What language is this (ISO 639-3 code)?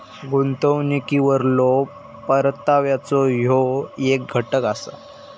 mar